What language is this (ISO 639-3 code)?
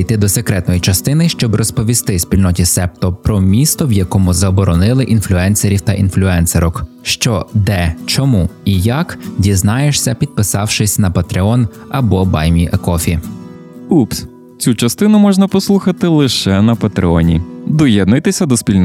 ukr